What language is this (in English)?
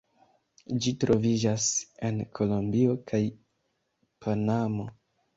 Esperanto